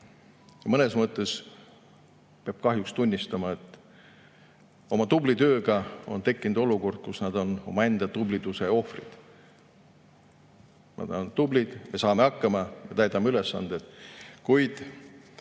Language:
Estonian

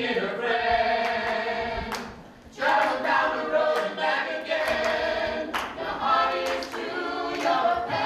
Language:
English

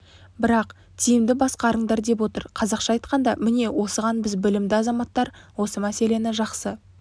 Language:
Kazakh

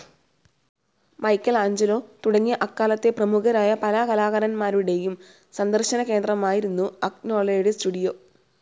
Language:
Malayalam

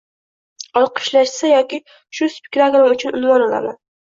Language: Uzbek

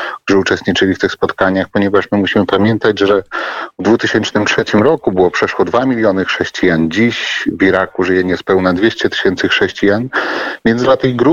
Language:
Polish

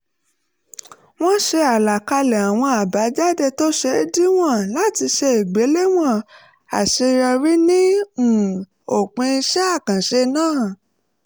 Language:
Yoruba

